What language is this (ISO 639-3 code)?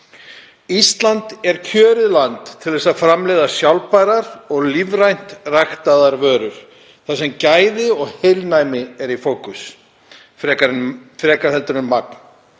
isl